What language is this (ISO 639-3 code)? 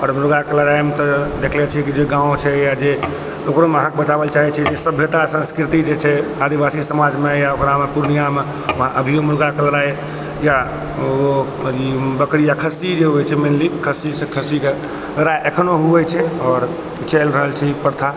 mai